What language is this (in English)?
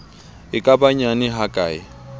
Southern Sotho